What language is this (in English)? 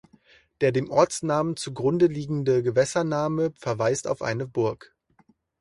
German